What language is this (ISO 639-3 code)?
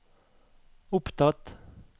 nor